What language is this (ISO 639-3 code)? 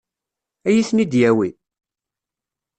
kab